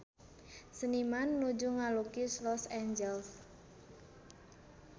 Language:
Sundanese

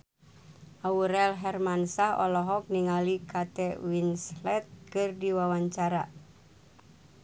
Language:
Sundanese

